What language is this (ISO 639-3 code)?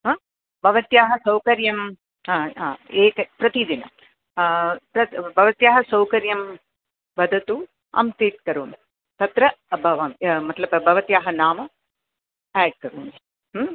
san